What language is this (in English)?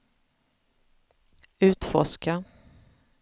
Swedish